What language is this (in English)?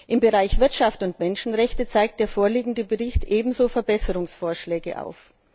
German